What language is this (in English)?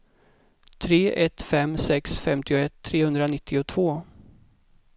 Swedish